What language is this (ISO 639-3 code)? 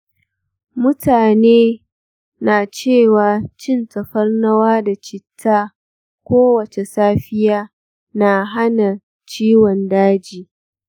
hau